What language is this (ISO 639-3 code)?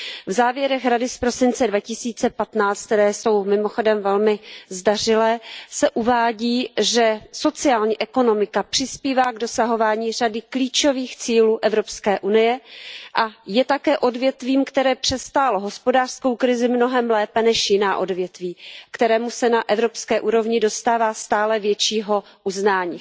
ces